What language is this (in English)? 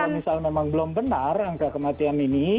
Indonesian